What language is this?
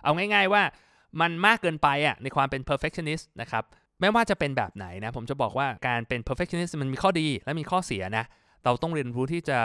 Thai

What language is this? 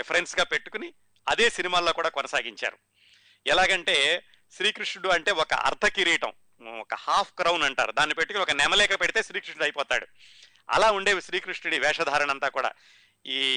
Telugu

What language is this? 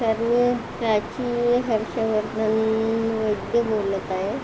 Marathi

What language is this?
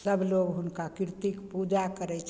Maithili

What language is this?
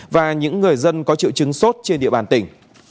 Vietnamese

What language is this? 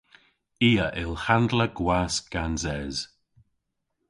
Cornish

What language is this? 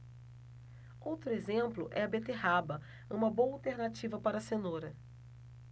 Portuguese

